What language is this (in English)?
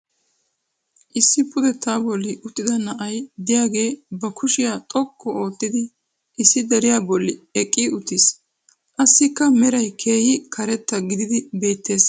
Wolaytta